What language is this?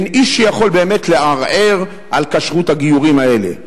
Hebrew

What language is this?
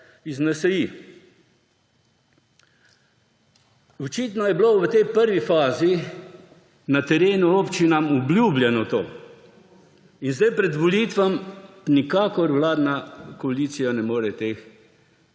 Slovenian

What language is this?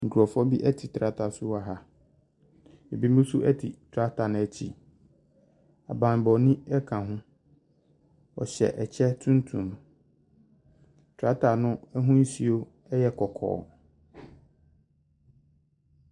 Akan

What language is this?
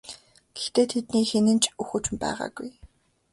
Mongolian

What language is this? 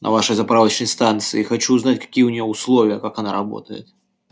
Russian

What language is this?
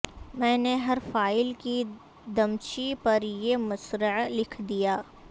Urdu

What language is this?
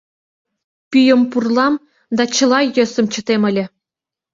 Mari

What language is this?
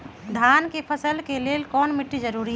Magahi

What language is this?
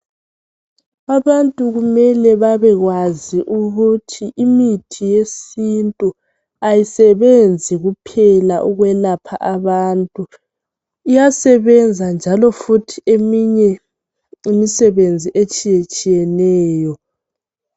North Ndebele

